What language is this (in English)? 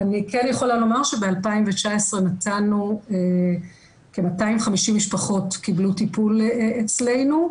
Hebrew